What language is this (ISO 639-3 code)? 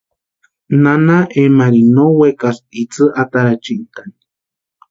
pua